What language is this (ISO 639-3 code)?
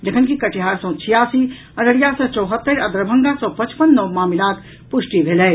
mai